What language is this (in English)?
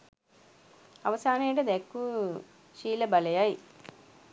Sinhala